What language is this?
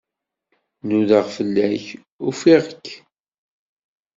Kabyle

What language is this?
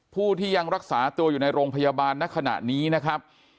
Thai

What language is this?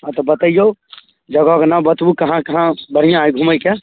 Maithili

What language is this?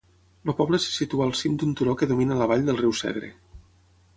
Catalan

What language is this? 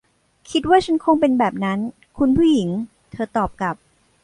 Thai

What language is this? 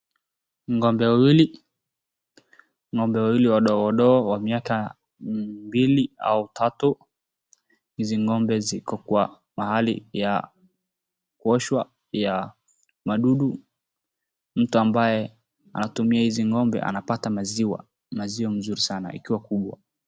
Swahili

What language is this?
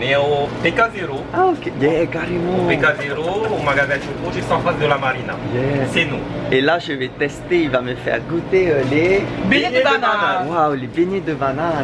French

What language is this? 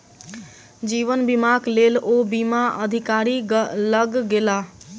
Maithili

